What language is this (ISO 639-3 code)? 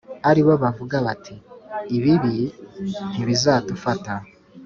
kin